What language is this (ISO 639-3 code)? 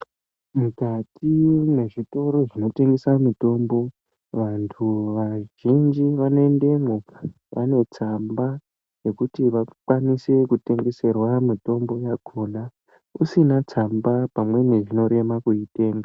ndc